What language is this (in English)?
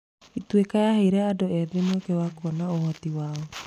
Kikuyu